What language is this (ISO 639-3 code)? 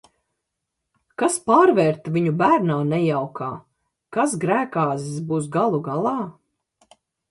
lav